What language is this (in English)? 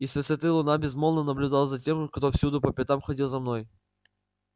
Russian